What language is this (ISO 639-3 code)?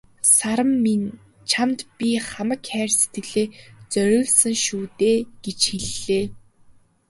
mon